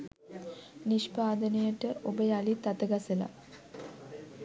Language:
Sinhala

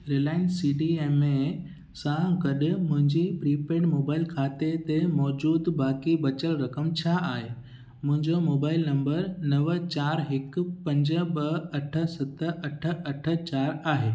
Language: Sindhi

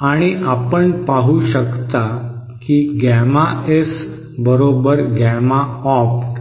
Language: Marathi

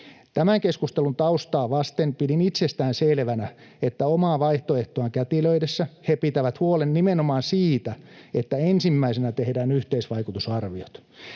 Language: Finnish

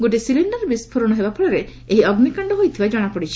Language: Odia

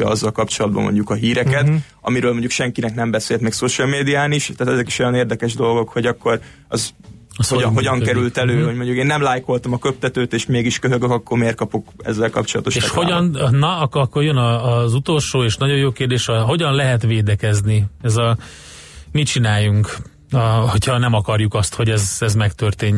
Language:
Hungarian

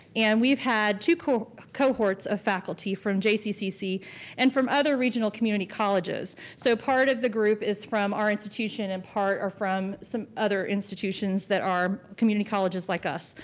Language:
English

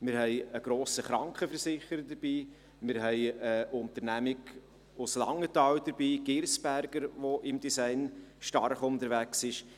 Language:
Swiss German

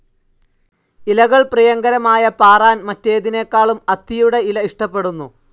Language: Malayalam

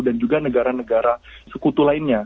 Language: Indonesian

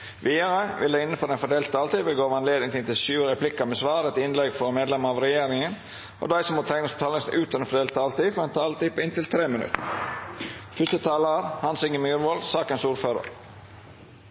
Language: Norwegian Nynorsk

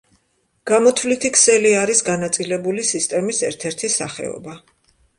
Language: Georgian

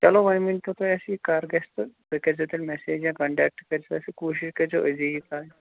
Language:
Kashmiri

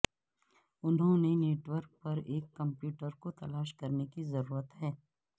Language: Urdu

